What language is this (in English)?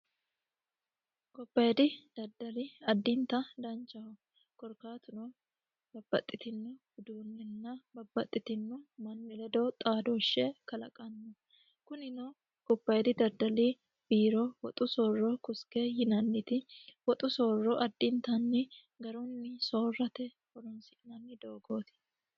Sidamo